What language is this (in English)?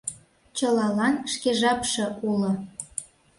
Mari